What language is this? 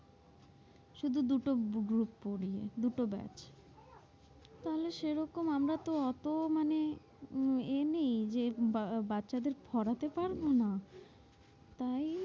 Bangla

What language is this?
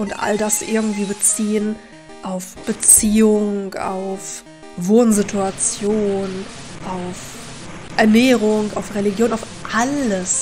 German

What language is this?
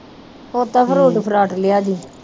Punjabi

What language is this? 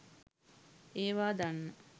Sinhala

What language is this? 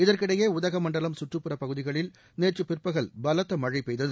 Tamil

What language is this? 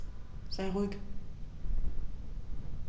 German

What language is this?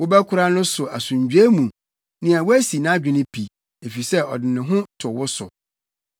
Akan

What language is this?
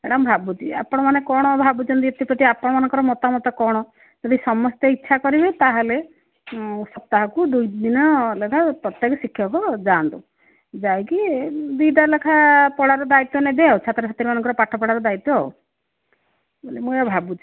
Odia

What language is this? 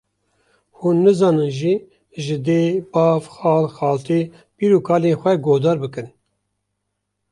Kurdish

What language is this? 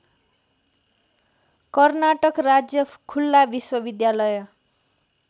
Nepali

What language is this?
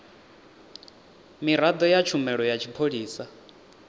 Venda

